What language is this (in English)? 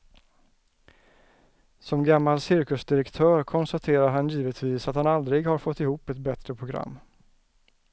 Swedish